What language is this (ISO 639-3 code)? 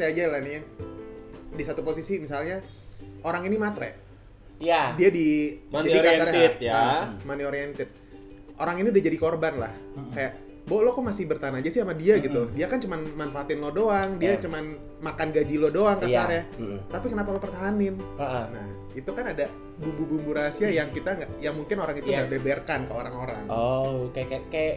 ind